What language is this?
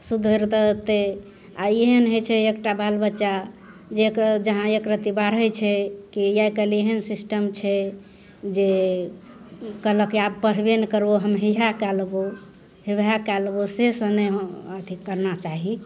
Maithili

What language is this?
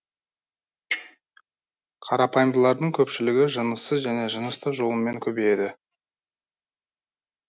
Kazakh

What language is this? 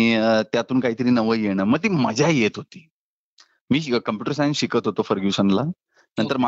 Marathi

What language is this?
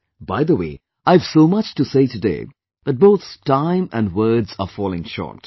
English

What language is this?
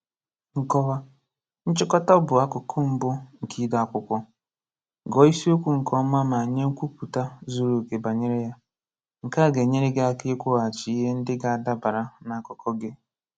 Igbo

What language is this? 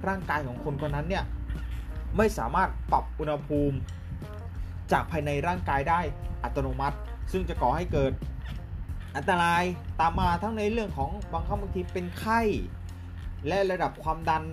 Thai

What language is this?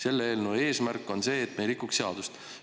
Estonian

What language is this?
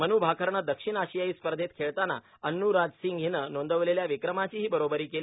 Marathi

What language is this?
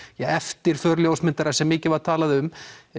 Icelandic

